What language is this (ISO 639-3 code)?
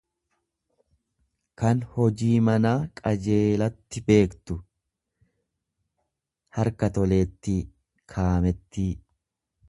orm